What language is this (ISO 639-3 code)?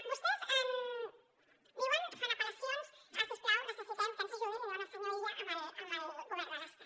cat